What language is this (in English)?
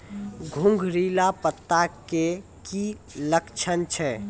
Maithili